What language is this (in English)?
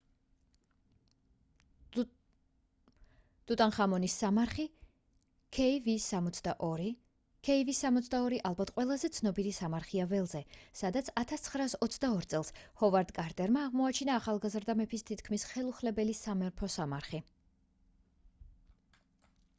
Georgian